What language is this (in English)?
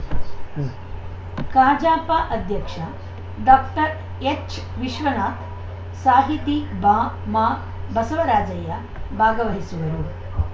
Kannada